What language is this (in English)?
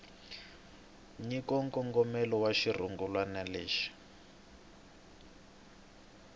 Tsonga